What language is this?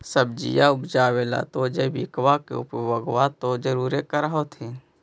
Magahi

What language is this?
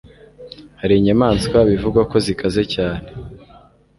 Kinyarwanda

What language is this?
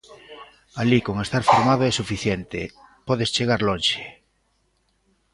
Galician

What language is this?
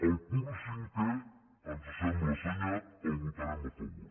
Catalan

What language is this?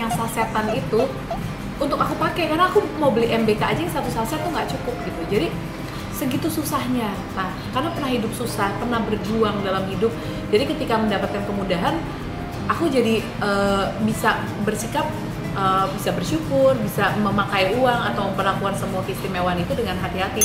Indonesian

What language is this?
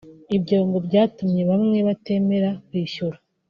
Kinyarwanda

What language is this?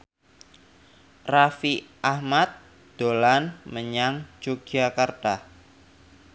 Javanese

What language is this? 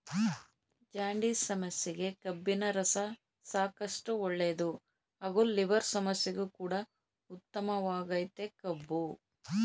Kannada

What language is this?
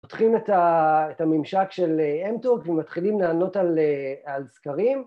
Hebrew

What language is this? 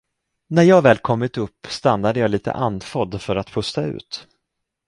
Swedish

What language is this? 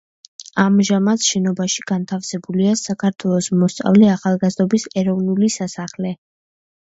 Georgian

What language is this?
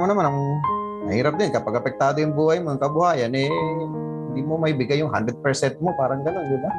Filipino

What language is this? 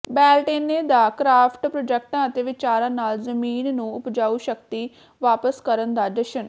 Punjabi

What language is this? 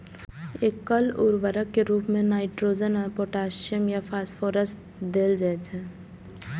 Maithili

